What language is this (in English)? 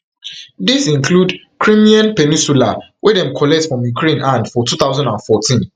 Nigerian Pidgin